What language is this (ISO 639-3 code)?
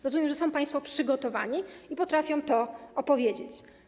pol